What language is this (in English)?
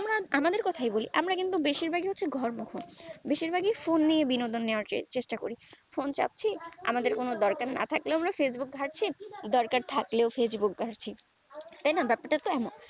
Bangla